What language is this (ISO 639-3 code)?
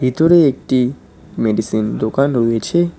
ben